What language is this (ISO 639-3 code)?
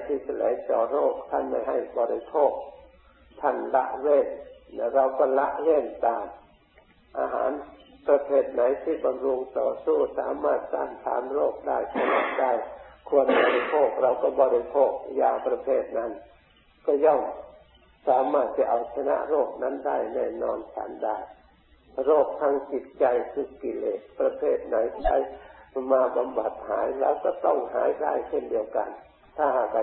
tha